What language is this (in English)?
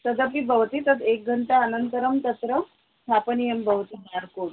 Sanskrit